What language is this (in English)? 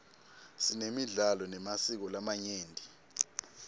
Swati